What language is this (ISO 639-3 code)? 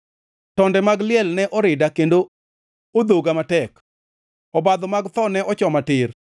luo